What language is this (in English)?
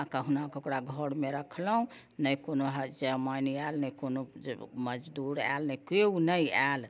Maithili